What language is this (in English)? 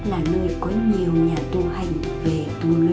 Vietnamese